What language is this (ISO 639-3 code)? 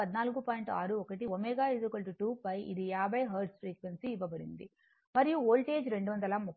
tel